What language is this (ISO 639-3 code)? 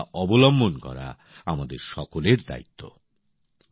ben